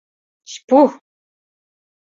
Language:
Mari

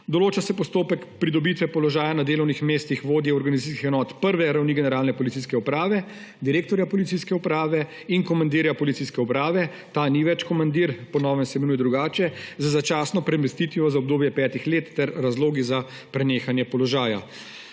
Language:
Slovenian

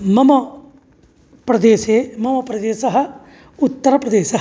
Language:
Sanskrit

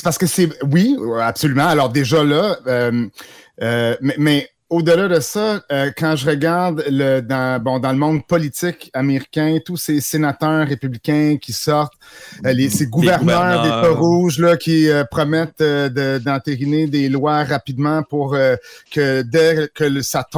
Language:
French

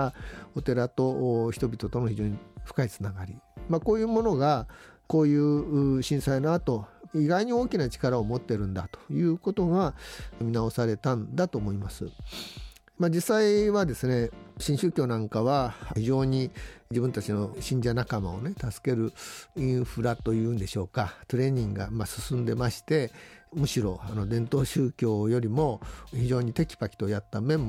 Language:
Japanese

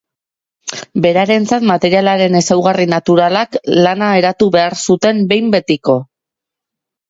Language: Basque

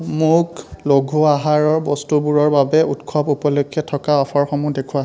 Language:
Assamese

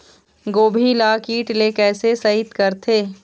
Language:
Chhattisgarhi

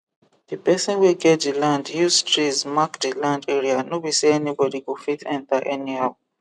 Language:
Nigerian Pidgin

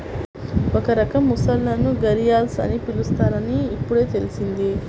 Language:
Telugu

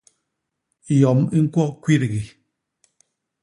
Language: Basaa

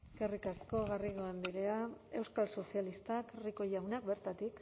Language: Basque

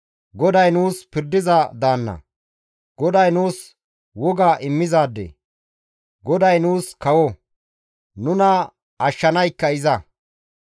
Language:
Gamo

